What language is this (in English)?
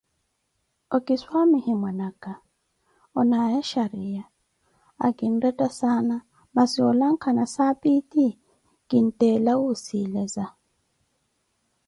Koti